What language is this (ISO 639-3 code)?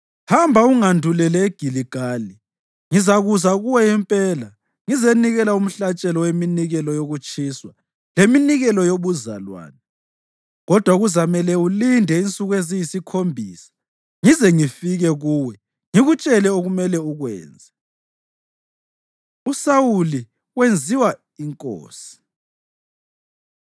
nde